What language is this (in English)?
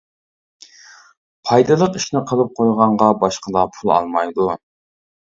Uyghur